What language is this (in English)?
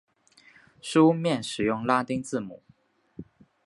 Chinese